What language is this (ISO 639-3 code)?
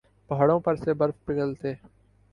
urd